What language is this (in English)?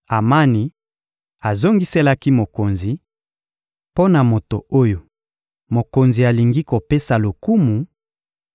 Lingala